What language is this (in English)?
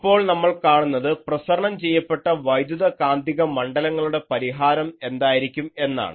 Malayalam